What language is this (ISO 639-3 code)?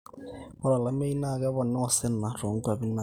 mas